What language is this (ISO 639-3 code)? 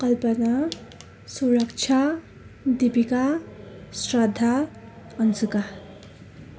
nep